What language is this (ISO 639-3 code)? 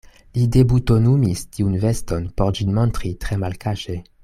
epo